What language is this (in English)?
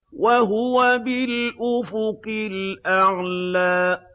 Arabic